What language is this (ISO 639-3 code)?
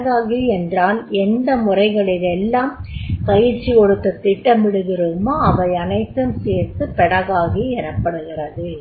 tam